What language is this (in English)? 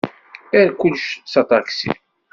Kabyle